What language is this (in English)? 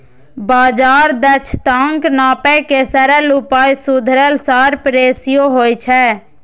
Maithili